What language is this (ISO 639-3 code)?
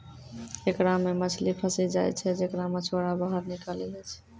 mai